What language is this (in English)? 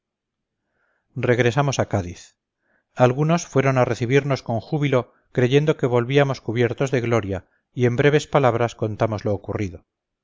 Spanish